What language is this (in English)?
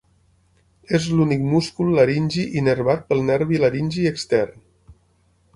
Catalan